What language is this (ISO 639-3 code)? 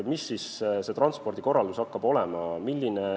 est